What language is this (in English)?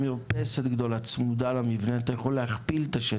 Hebrew